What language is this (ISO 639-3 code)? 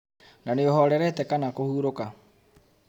kik